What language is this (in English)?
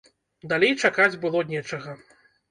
Belarusian